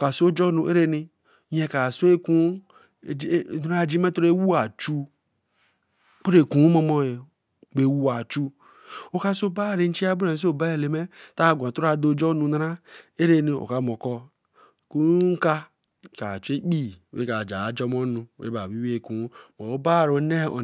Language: Eleme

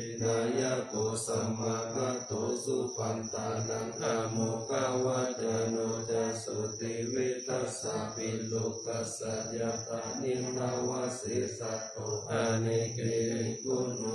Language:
Thai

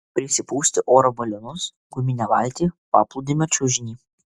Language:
Lithuanian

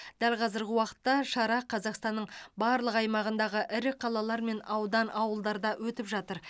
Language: Kazakh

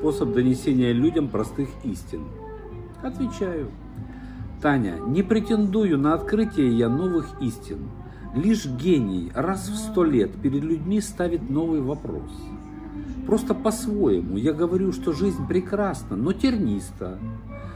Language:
Russian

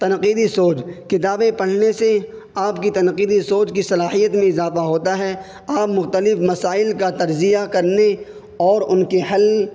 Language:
Urdu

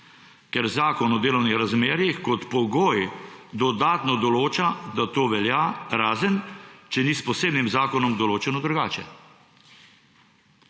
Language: Slovenian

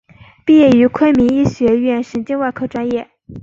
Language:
Chinese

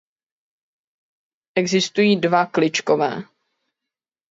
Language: Czech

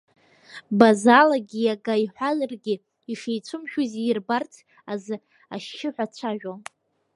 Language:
Abkhazian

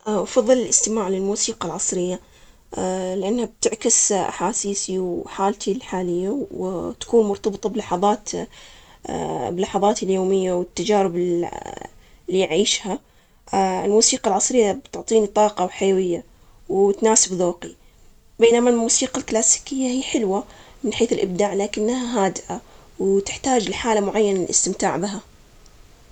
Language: Omani Arabic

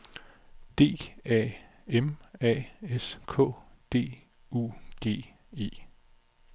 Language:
Danish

